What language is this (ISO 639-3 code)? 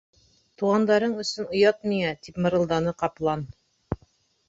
bak